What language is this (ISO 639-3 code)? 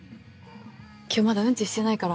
jpn